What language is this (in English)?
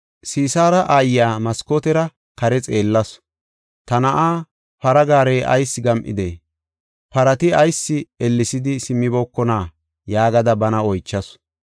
Gofa